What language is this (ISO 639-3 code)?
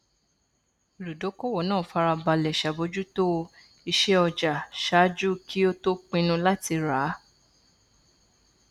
yor